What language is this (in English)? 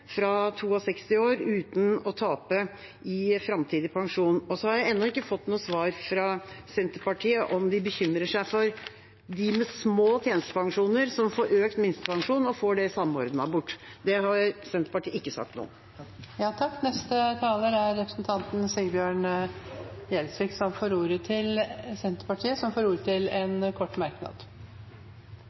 Norwegian Bokmål